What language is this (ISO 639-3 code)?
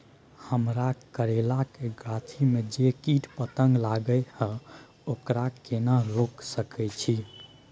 mai